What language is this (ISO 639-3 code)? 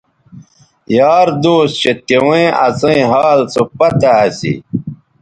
btv